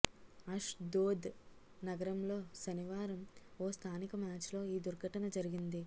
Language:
Telugu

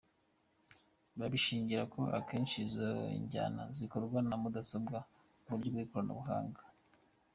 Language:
Kinyarwanda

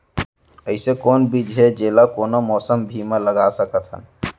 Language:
Chhattisgarhi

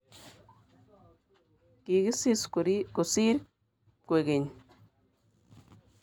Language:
Kalenjin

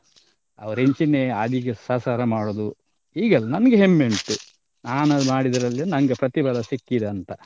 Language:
Kannada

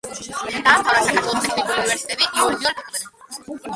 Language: Georgian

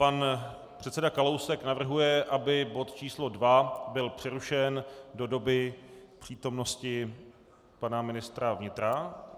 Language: Czech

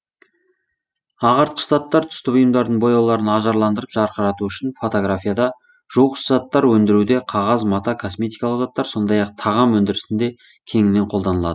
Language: Kazakh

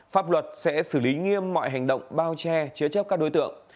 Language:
Vietnamese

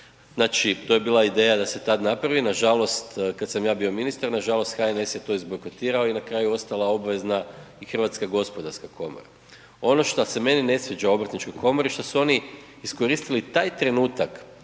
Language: Croatian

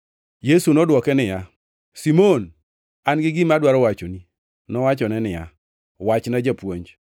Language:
Luo (Kenya and Tanzania)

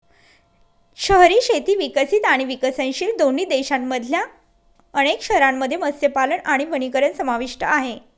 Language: Marathi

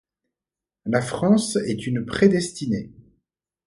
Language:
French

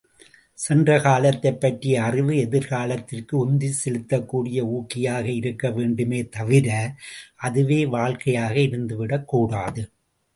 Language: Tamil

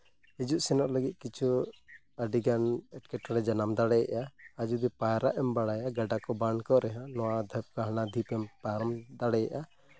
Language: Santali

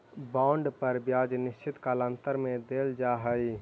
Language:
Magahi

